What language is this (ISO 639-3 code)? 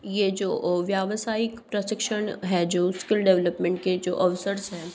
hin